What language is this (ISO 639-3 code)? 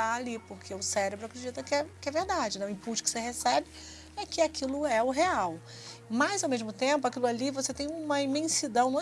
por